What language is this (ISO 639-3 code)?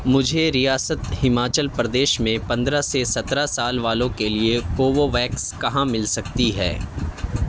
urd